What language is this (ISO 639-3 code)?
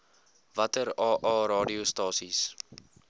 afr